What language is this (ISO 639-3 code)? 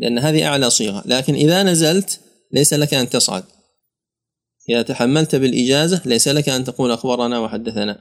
ara